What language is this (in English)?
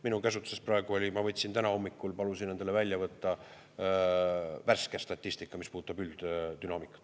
Estonian